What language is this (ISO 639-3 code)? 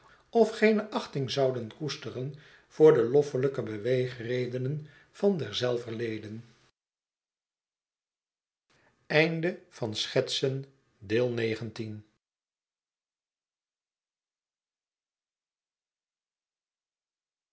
nld